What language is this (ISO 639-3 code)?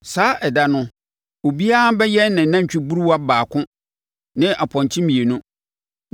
aka